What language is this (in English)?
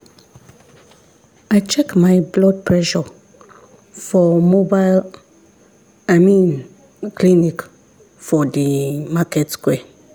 Nigerian Pidgin